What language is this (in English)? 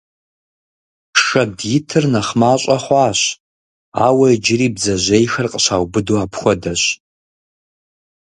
Kabardian